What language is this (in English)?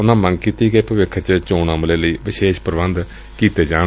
Punjabi